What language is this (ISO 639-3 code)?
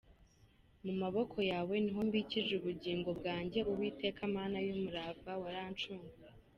kin